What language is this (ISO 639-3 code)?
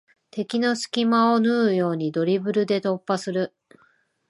jpn